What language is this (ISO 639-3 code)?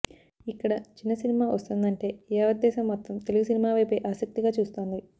tel